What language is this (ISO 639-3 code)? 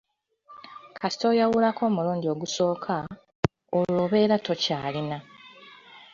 lug